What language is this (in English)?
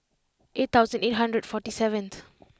English